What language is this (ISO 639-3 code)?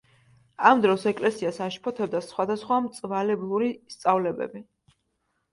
kat